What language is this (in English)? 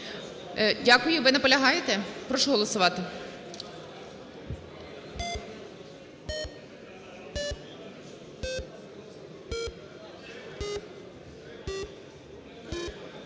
Ukrainian